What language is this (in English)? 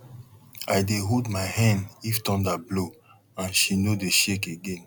Nigerian Pidgin